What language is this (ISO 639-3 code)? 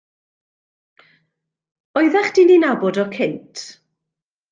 cym